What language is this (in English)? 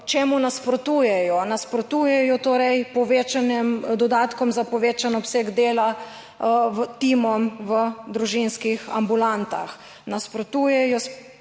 Slovenian